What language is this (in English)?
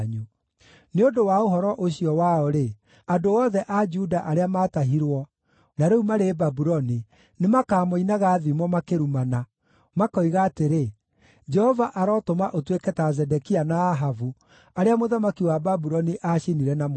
Kikuyu